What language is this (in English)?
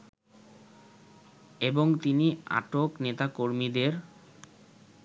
Bangla